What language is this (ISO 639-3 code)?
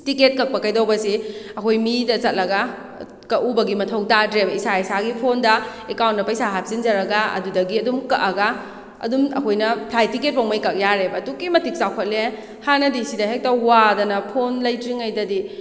mni